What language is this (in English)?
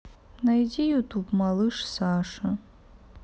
Russian